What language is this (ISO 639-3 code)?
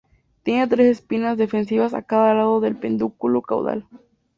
spa